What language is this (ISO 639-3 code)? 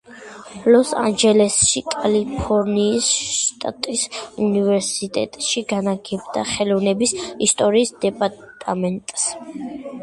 kat